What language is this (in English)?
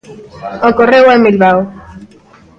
Galician